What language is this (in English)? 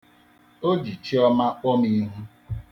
Igbo